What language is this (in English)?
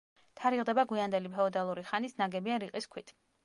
Georgian